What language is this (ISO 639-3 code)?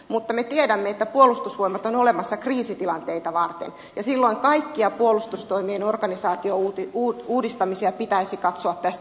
fin